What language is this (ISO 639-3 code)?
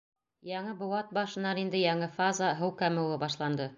bak